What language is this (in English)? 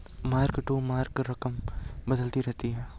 Hindi